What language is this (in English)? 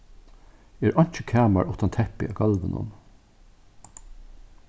Faroese